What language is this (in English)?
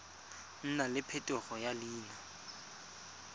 Tswana